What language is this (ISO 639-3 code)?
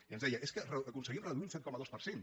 cat